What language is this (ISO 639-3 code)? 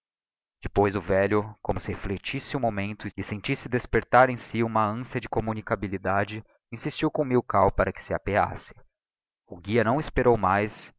por